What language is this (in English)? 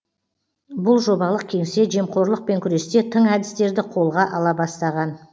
Kazakh